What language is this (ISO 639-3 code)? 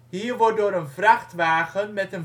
nld